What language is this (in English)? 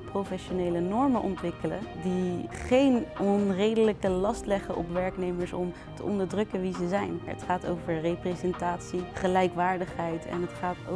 Dutch